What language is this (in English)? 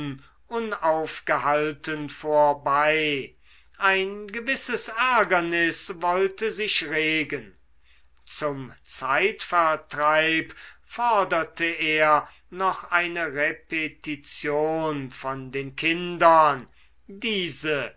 German